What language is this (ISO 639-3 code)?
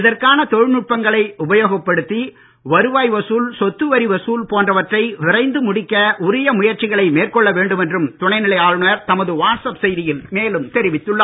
tam